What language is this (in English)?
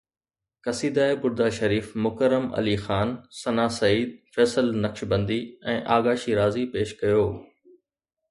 Sindhi